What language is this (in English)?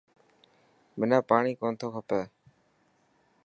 Dhatki